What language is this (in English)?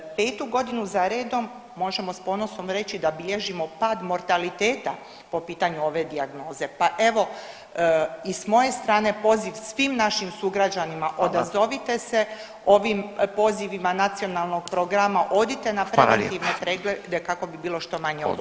Croatian